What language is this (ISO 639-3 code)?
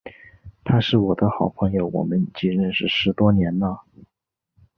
zho